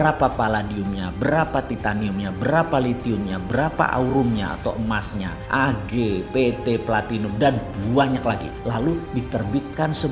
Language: Indonesian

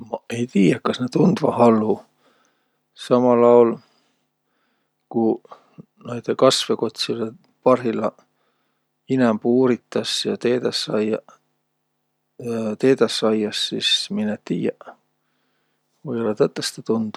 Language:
Võro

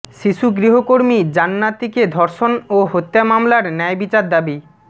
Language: Bangla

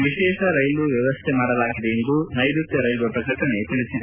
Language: Kannada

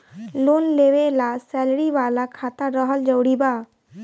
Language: Bhojpuri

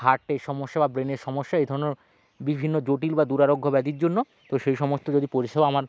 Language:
Bangla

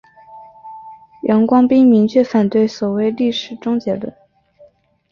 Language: Chinese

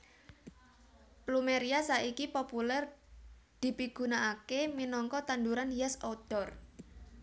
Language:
Javanese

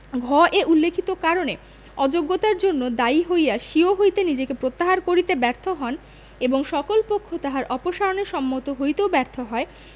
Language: Bangla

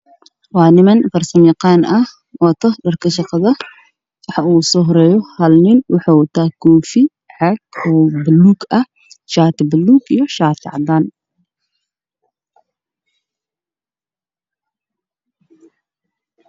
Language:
Somali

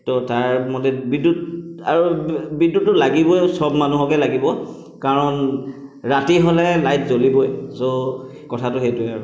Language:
Assamese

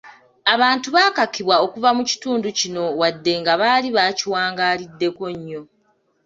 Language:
Ganda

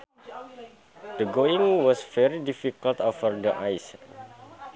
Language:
Sundanese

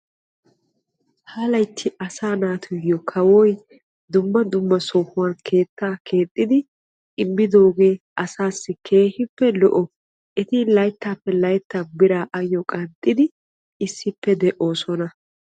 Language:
Wolaytta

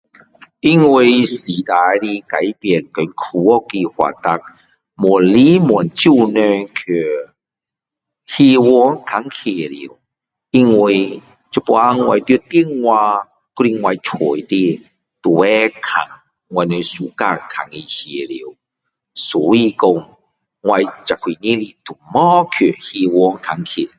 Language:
Min Dong Chinese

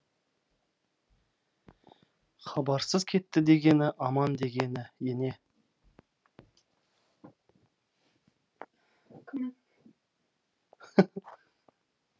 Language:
Kazakh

